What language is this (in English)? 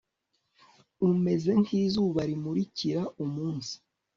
Kinyarwanda